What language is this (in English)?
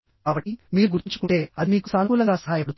Telugu